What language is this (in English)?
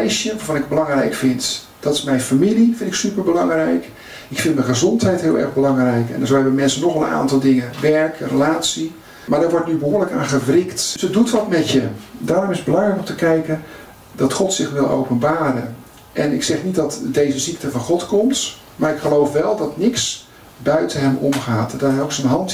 Dutch